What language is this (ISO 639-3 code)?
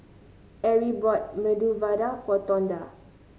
eng